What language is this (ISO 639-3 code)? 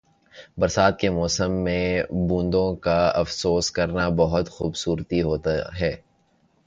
urd